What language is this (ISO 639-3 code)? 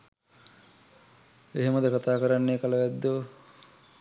sin